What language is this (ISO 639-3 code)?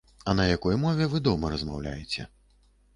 bel